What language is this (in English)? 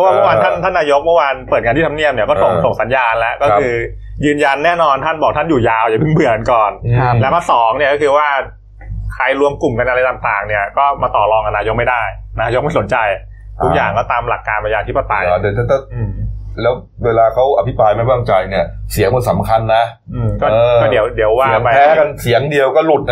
Thai